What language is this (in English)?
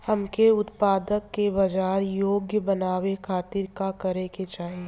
Bhojpuri